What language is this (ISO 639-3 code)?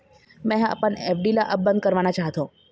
hne